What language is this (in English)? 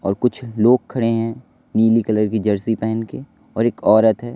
Hindi